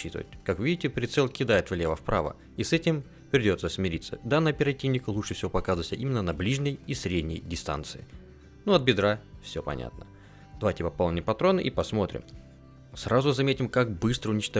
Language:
Russian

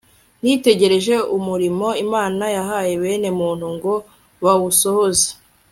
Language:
Kinyarwanda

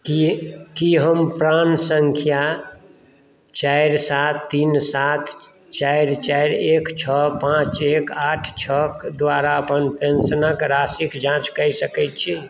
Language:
Maithili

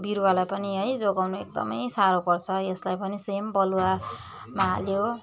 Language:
Nepali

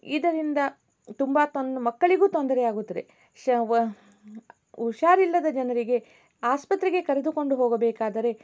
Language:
Kannada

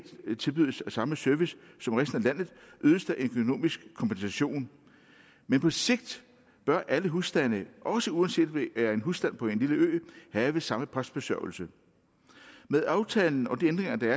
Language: Danish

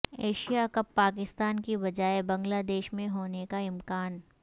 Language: Urdu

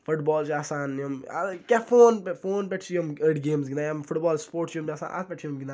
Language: Kashmiri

